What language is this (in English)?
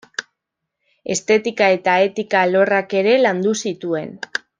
Basque